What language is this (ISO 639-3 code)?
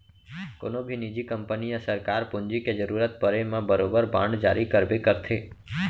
hne